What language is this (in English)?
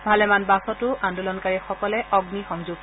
Assamese